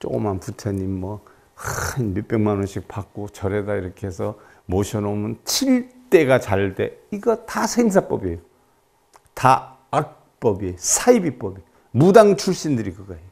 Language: Korean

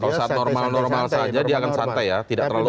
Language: Indonesian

